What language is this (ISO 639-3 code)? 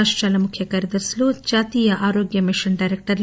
tel